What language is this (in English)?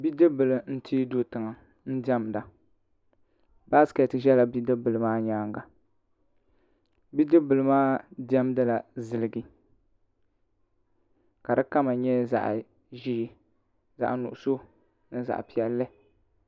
Dagbani